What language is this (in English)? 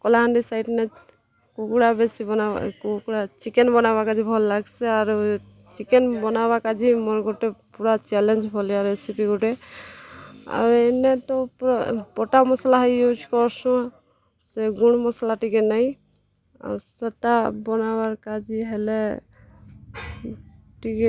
Odia